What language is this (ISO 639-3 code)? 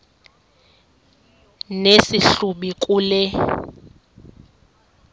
xho